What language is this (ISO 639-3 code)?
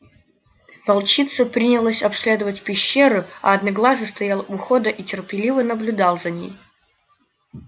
rus